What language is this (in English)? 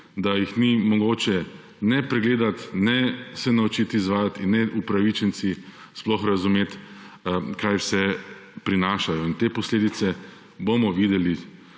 Slovenian